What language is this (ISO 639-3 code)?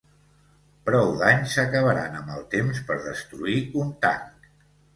cat